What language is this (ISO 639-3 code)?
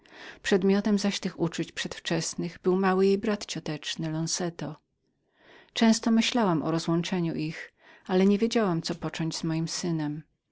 pol